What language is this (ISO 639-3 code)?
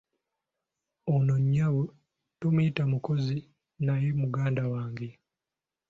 lug